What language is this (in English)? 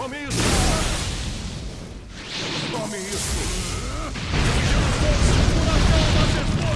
Portuguese